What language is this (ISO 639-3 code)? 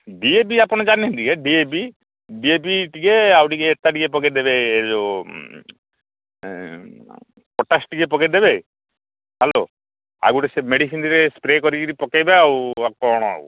ori